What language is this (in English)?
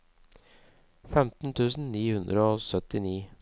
Norwegian